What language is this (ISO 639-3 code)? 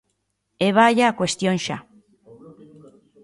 glg